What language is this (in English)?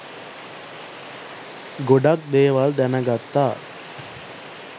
Sinhala